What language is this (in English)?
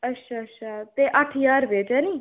Dogri